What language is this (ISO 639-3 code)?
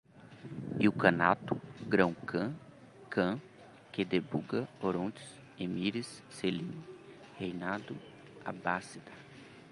por